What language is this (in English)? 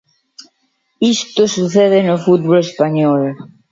Galician